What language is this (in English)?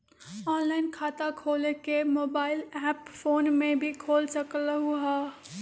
Magahi